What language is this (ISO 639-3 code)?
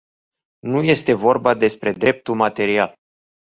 ron